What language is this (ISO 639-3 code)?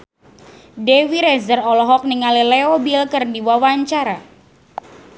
sun